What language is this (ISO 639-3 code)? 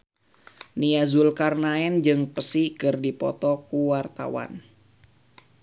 sun